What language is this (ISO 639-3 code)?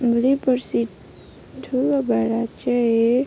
nep